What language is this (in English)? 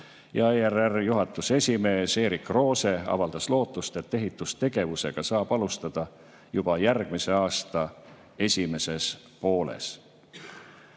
Estonian